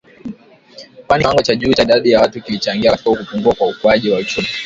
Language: Swahili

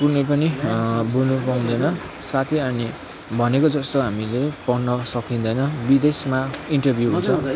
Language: Nepali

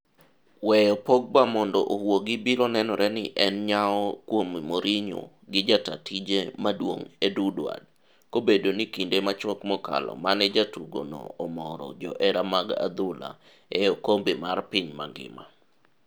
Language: Luo (Kenya and Tanzania)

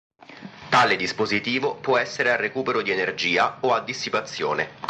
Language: Italian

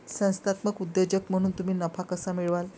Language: Marathi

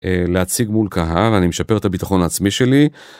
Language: Hebrew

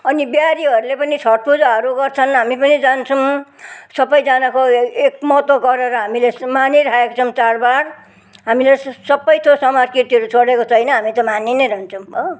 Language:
Nepali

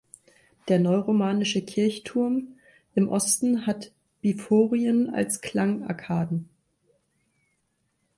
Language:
German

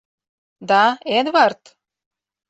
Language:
Mari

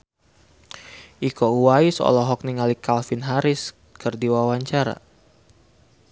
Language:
Sundanese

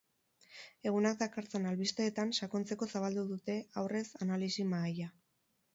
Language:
Basque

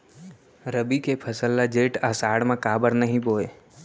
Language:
Chhattisgarhi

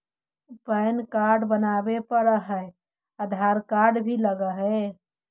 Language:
Magahi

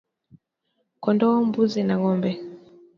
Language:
Swahili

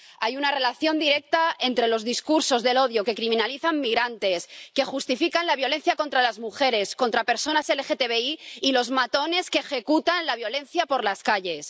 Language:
Spanish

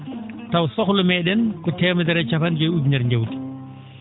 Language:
Fula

